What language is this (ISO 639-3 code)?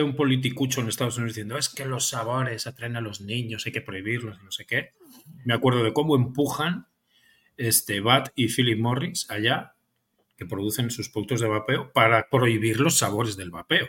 spa